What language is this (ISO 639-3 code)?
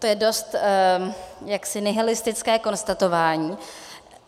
ces